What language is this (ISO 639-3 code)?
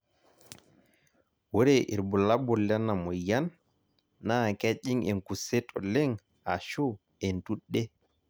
mas